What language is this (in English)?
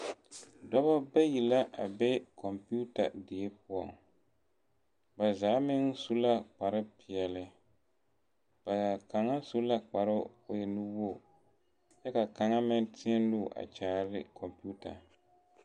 Southern Dagaare